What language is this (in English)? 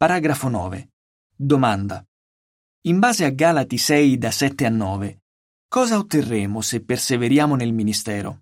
Italian